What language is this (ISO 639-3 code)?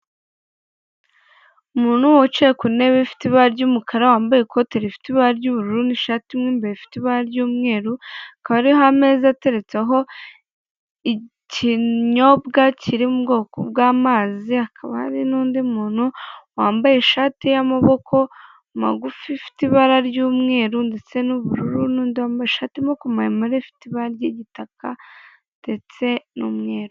kin